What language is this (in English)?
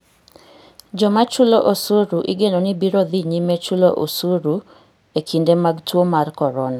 Luo (Kenya and Tanzania)